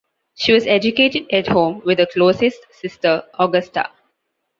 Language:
English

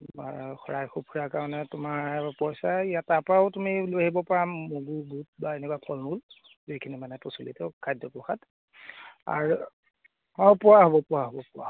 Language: Assamese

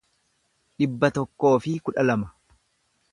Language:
Oromo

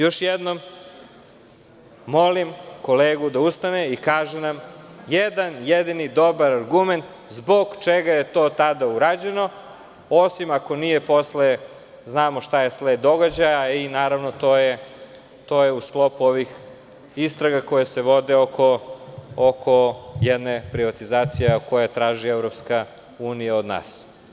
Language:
Serbian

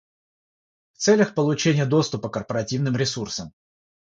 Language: Russian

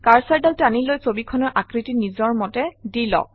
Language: Assamese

